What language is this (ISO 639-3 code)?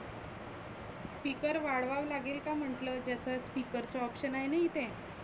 mar